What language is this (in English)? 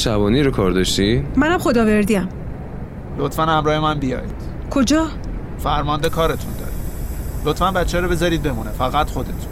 Persian